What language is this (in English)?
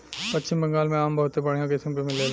Bhojpuri